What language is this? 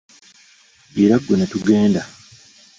Ganda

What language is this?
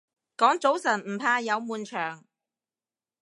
Cantonese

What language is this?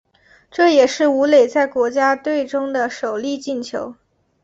Chinese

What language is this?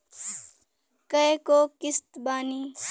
Bhojpuri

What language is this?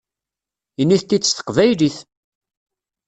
Kabyle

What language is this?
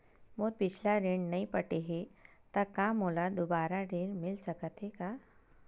Chhattisgarhi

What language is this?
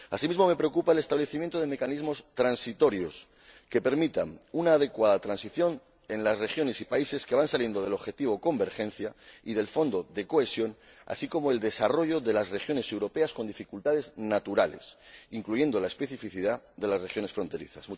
Spanish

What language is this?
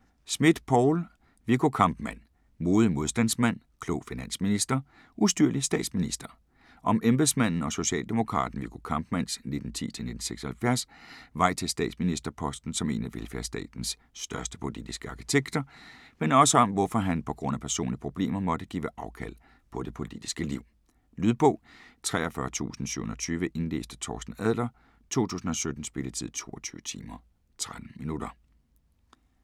Danish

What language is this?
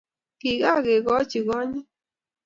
Kalenjin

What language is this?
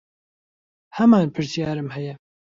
Central Kurdish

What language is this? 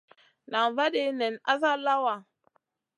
Masana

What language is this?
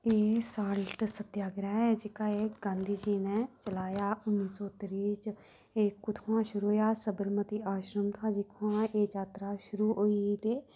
Dogri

